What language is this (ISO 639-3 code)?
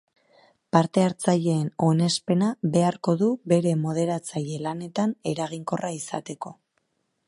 eus